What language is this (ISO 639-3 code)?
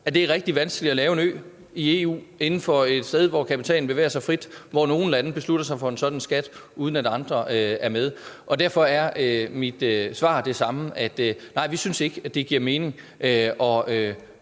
dan